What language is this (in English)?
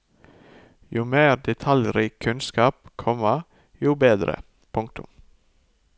Norwegian